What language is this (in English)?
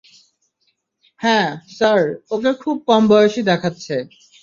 Bangla